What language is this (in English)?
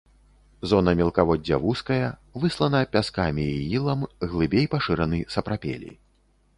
Belarusian